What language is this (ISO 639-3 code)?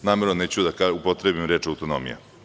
srp